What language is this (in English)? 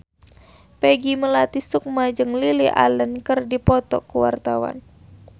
Sundanese